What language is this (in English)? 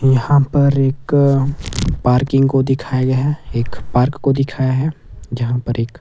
Hindi